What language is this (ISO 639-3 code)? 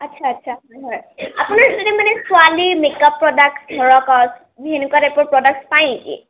asm